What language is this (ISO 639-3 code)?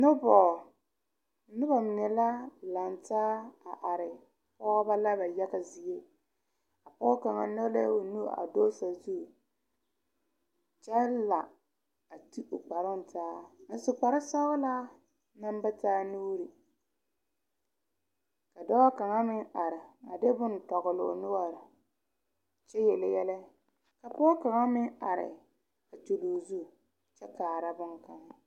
dga